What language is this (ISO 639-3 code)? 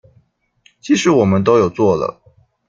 zho